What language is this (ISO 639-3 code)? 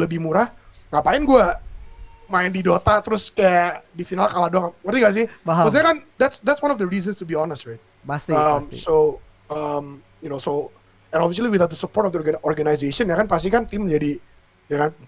ind